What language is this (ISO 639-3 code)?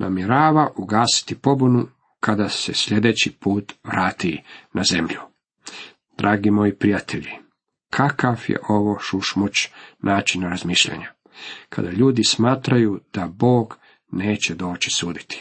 hrv